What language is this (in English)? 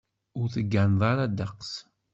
Kabyle